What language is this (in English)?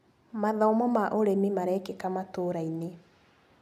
Kikuyu